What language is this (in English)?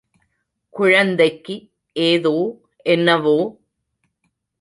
Tamil